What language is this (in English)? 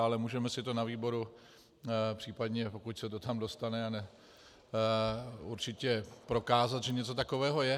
Czech